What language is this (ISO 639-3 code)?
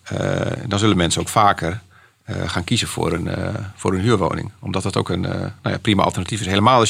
nld